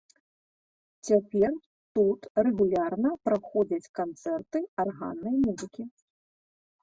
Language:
Belarusian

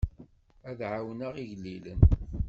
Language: Kabyle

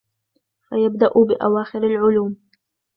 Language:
Arabic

